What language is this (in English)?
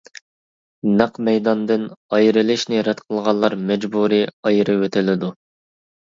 Uyghur